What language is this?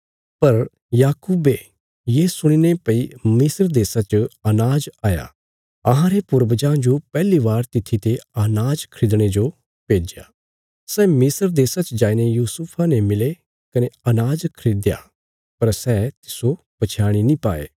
Bilaspuri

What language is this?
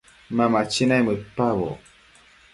Matsés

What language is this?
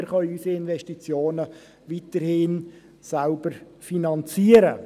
Swiss German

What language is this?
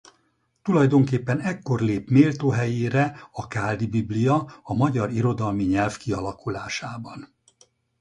Hungarian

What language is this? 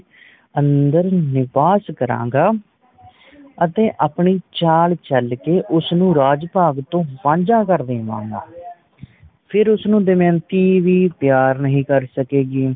Punjabi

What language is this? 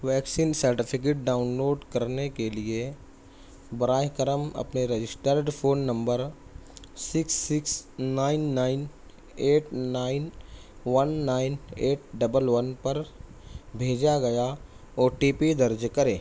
Urdu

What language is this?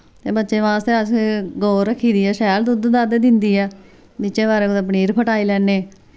Dogri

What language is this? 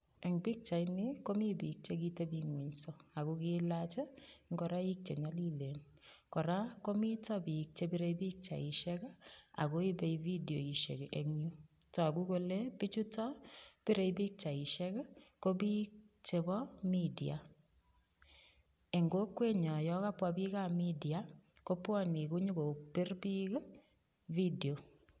Kalenjin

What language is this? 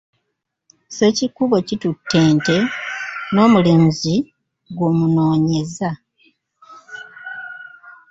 Ganda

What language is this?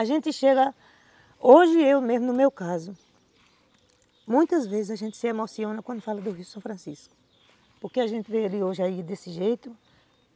Portuguese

